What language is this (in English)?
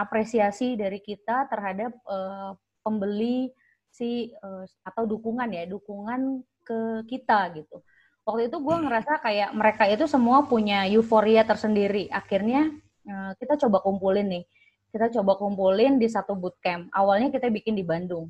Indonesian